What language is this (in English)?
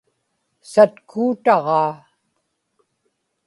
Inupiaq